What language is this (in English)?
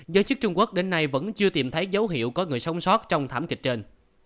Vietnamese